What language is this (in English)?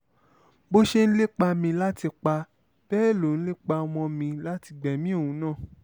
Yoruba